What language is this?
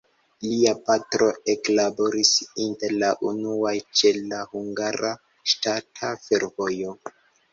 Esperanto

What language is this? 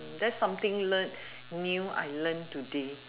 English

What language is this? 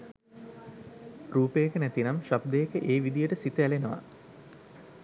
Sinhala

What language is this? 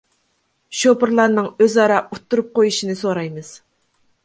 Uyghur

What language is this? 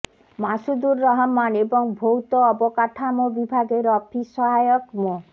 Bangla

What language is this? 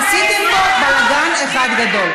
Hebrew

